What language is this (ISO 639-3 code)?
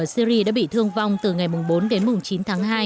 vie